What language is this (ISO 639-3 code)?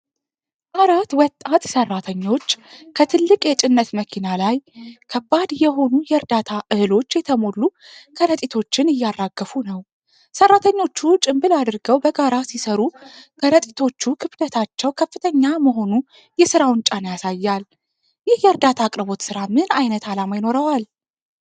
amh